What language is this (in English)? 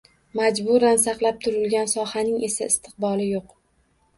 Uzbek